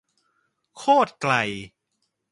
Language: Thai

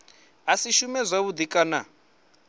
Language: Venda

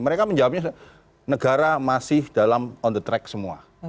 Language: Indonesian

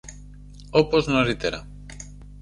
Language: Greek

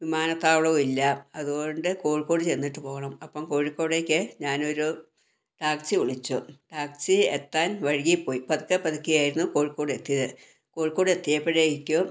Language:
Malayalam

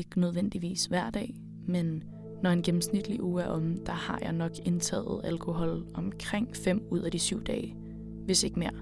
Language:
Danish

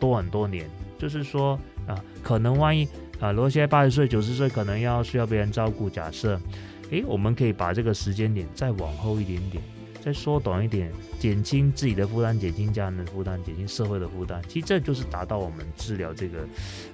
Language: Chinese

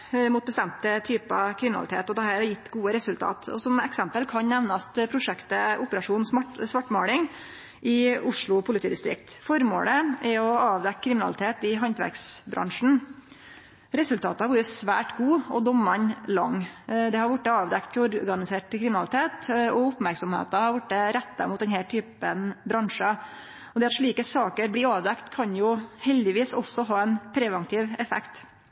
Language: Norwegian Nynorsk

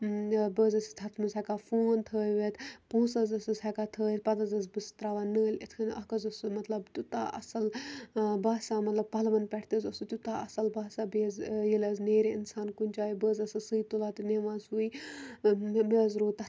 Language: Kashmiri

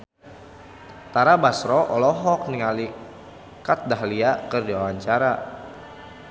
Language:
Sundanese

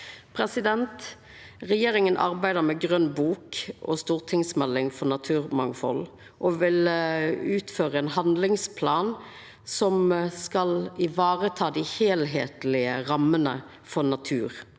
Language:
Norwegian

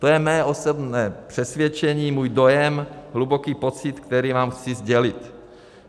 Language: Czech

